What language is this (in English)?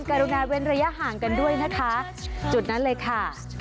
Thai